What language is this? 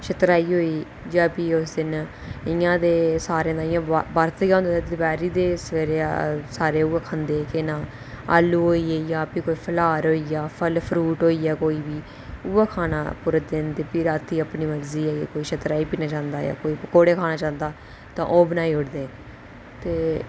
Dogri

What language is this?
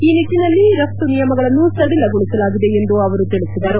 Kannada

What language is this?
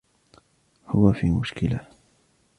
Arabic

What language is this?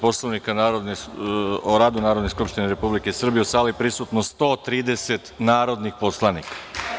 Serbian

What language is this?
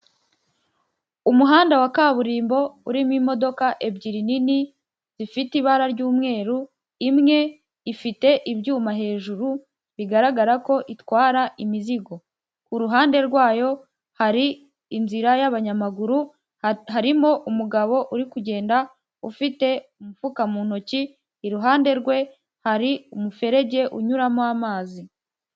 Kinyarwanda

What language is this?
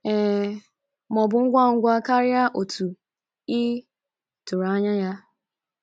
Igbo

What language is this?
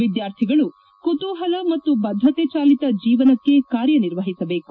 Kannada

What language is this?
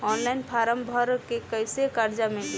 Bhojpuri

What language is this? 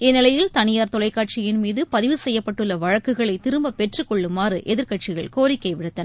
Tamil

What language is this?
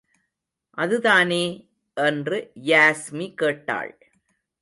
Tamil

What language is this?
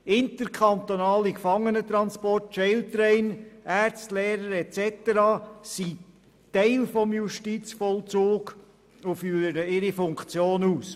Swiss German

